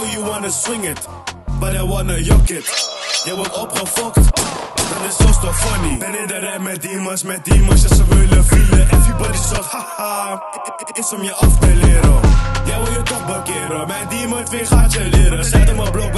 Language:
Dutch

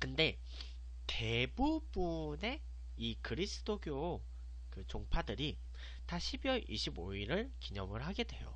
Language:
Korean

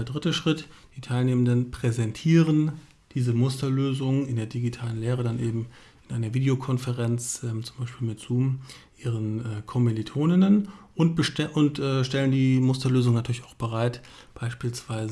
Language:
German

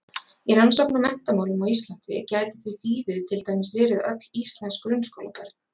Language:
Icelandic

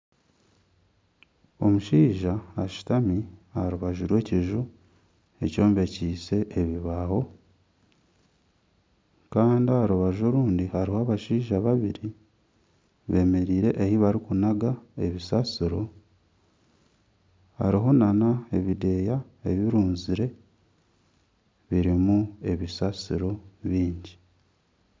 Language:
Nyankole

